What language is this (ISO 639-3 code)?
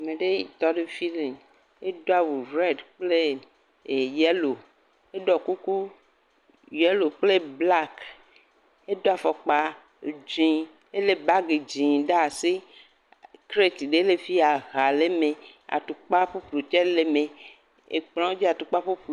ewe